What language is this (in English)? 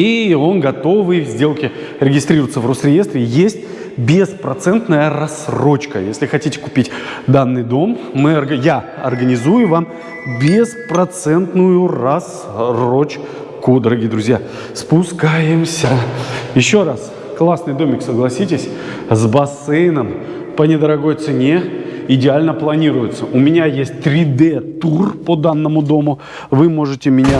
Russian